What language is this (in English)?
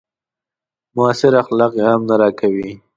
Pashto